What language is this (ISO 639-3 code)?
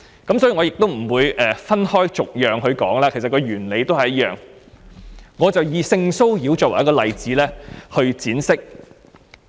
yue